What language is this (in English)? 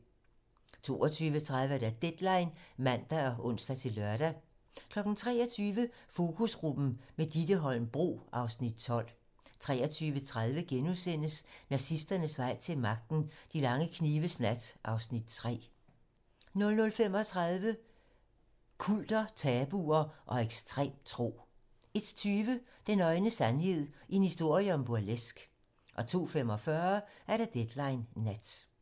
Danish